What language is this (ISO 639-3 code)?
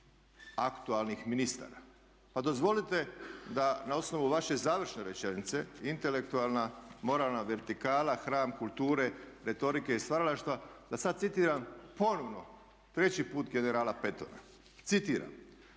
hrv